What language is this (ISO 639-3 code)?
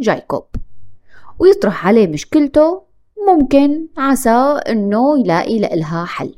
ara